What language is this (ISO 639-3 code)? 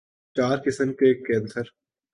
urd